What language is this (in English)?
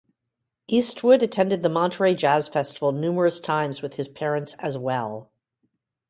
English